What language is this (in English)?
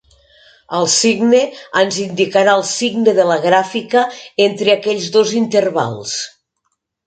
Catalan